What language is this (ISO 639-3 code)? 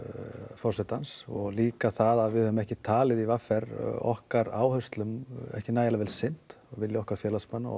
isl